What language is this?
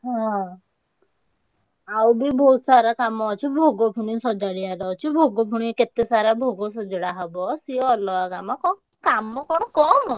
Odia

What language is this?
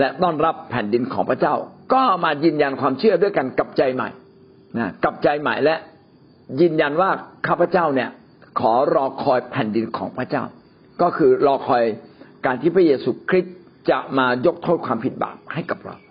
Thai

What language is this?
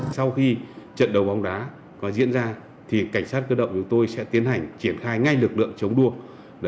Vietnamese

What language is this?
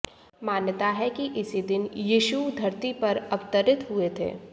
Hindi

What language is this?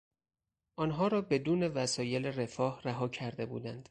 Persian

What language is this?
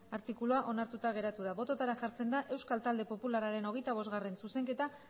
Basque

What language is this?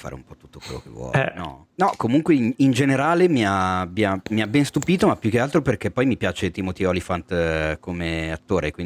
Italian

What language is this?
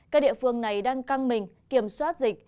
Vietnamese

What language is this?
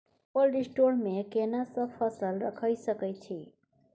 Maithili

